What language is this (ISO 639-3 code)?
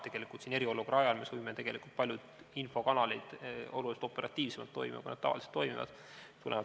est